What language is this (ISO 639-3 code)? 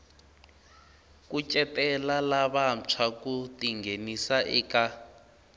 tso